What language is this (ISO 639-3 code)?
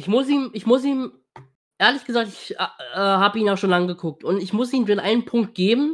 deu